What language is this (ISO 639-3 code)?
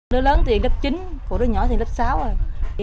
vie